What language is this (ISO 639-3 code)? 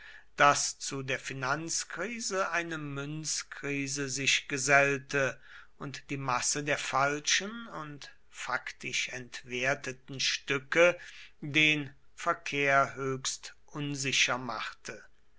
deu